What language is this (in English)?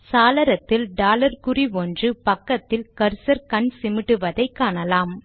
Tamil